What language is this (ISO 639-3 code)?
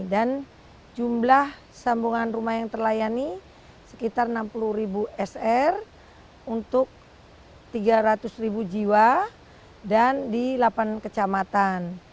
ind